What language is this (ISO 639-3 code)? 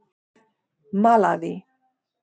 isl